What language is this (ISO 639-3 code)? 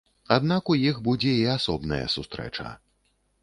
bel